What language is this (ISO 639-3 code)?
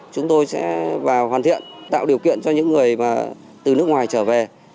vie